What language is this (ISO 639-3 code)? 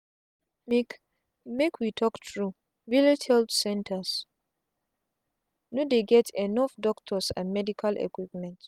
pcm